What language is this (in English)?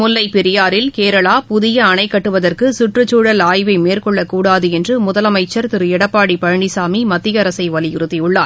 Tamil